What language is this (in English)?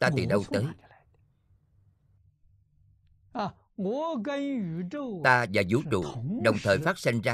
Vietnamese